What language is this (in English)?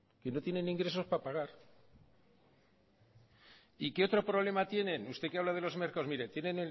Spanish